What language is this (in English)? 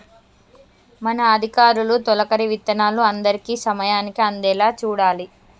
Telugu